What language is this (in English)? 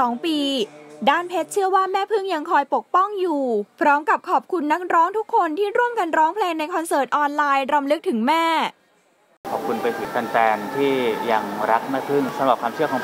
Thai